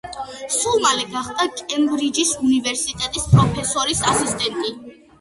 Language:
Georgian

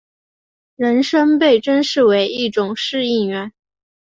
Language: Chinese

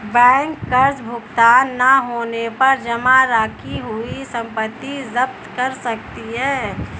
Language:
Hindi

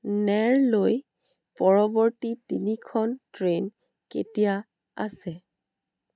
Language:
Assamese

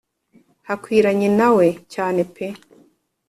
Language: Kinyarwanda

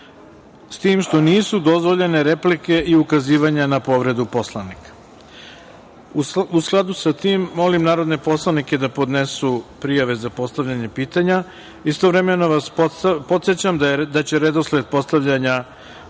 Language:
Serbian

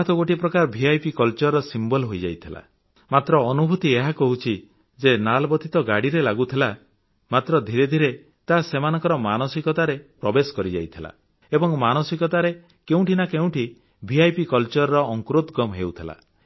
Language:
Odia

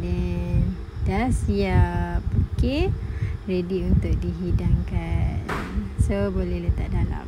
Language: Malay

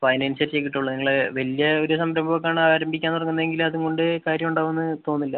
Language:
Malayalam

